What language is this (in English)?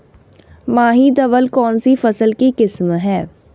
Hindi